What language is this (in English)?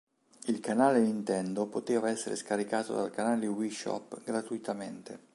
Italian